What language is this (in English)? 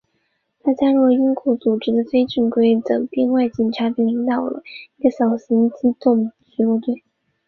Chinese